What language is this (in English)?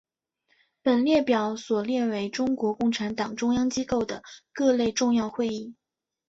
Chinese